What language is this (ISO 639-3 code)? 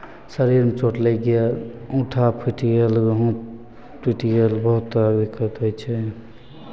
mai